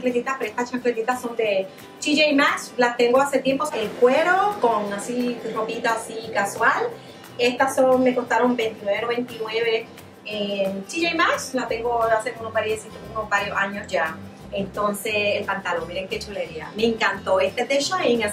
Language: Spanish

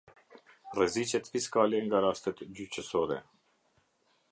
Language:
Albanian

